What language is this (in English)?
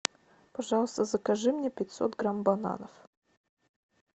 Russian